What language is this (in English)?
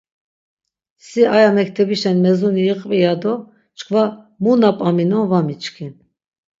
Laz